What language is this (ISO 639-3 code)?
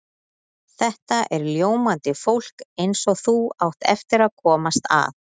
isl